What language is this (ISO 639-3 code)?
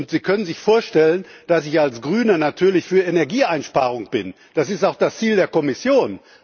deu